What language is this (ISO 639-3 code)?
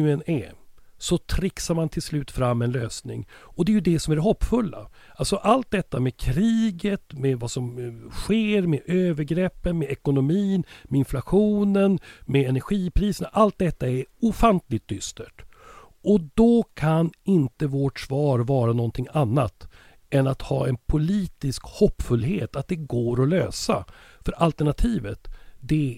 swe